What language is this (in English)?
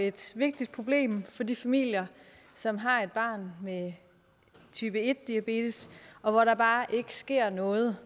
Danish